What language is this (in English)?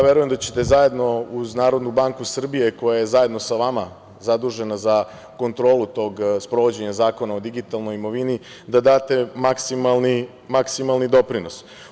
Serbian